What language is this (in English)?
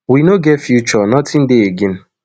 Nigerian Pidgin